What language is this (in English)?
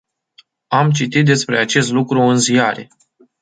Romanian